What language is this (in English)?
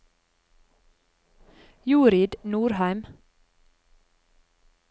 Norwegian